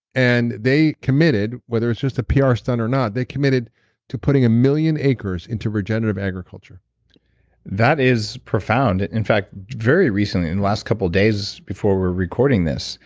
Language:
English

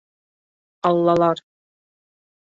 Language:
Bashkir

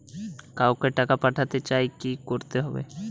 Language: Bangla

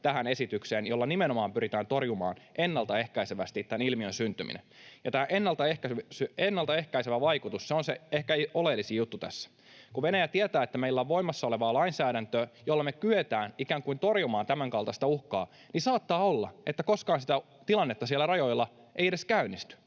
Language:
Finnish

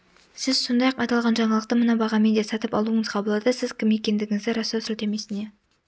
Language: Kazakh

